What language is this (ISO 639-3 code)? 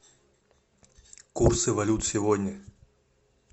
rus